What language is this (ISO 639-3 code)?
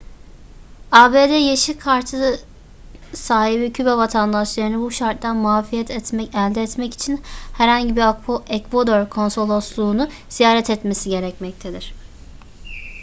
tur